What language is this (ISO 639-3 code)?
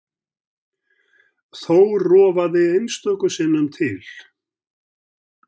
isl